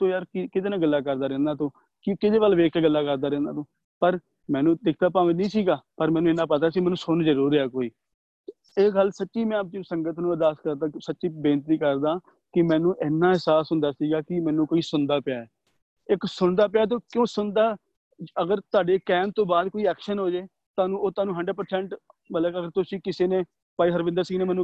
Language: Punjabi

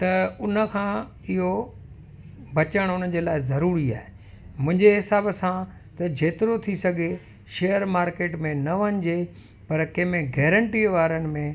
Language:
Sindhi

